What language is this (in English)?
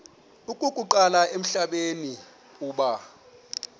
Xhosa